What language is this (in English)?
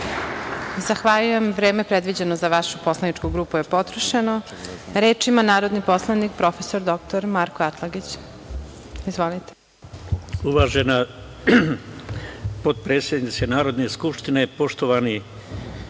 Serbian